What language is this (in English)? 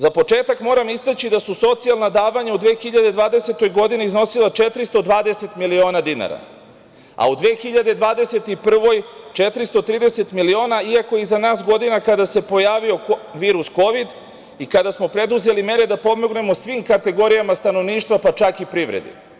Serbian